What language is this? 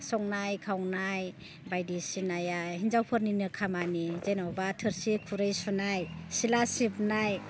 Bodo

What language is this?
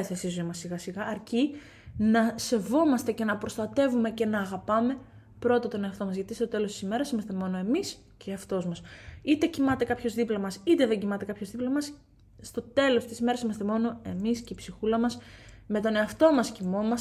Greek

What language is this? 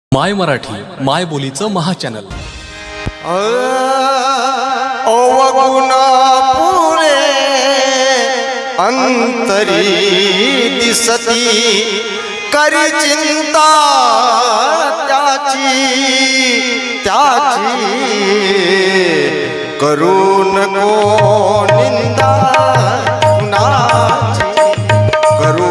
Marathi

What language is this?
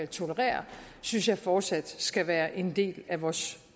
Danish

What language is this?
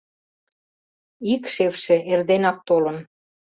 Mari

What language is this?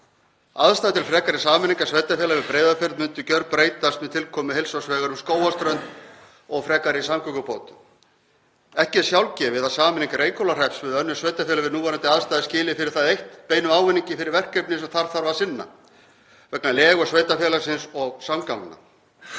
Icelandic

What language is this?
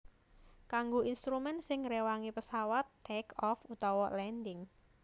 Javanese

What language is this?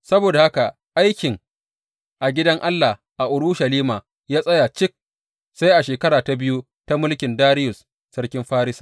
Hausa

